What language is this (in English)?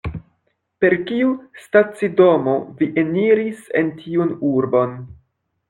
Esperanto